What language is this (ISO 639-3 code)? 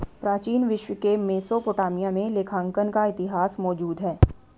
hin